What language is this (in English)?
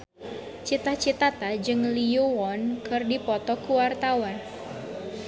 Sundanese